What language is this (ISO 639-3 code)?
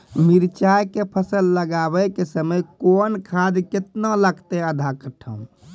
mai